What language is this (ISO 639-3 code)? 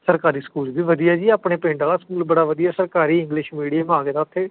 pan